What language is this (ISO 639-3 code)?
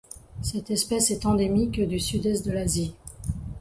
fra